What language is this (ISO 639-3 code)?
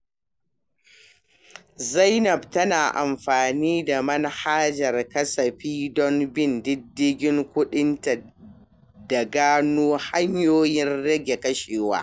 hau